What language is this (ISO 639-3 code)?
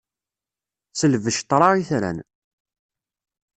kab